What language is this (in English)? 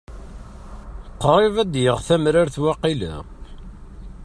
Kabyle